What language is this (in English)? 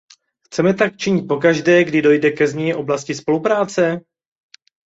Czech